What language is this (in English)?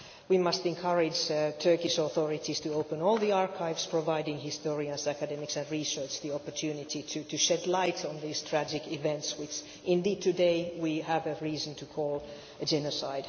English